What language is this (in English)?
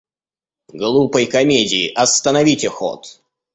Russian